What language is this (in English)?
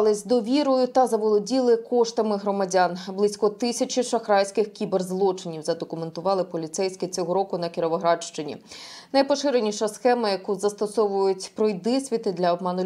Ukrainian